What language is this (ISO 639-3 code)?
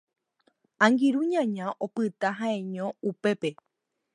grn